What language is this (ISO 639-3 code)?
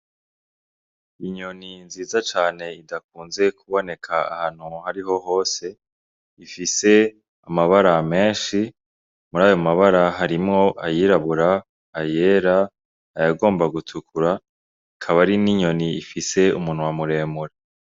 run